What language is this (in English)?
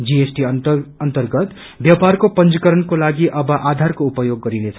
Nepali